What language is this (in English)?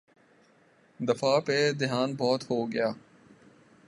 Urdu